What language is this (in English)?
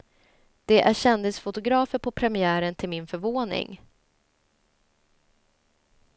Swedish